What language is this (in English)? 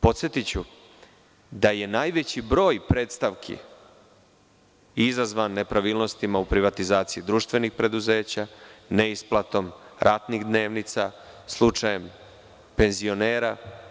Serbian